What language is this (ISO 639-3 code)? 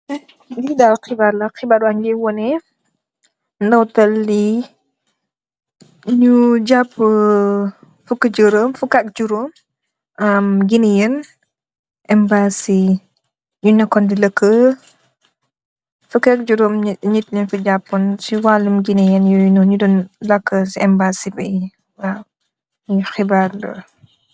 wol